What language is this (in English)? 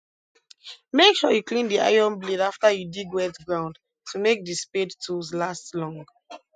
Nigerian Pidgin